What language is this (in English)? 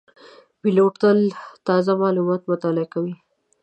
Pashto